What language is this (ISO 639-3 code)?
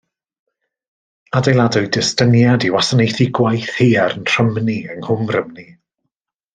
cym